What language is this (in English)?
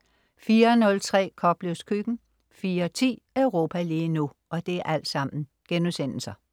Danish